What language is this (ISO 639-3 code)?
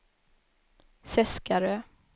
swe